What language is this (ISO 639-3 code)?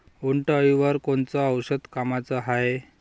mar